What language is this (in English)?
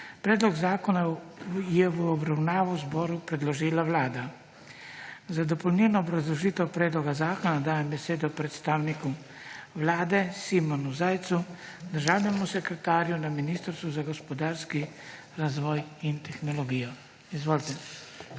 Slovenian